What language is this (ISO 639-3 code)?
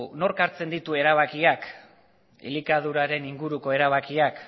eus